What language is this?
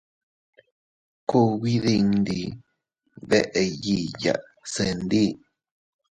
Teutila Cuicatec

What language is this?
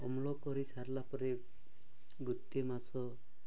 Odia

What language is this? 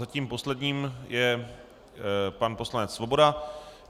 Czech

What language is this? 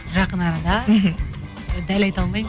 Kazakh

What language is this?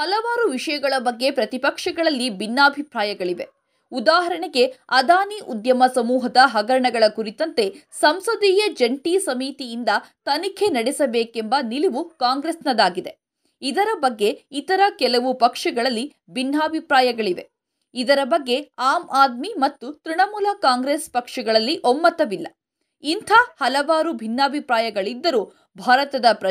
Kannada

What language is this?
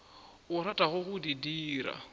Northern Sotho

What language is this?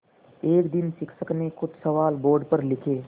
Hindi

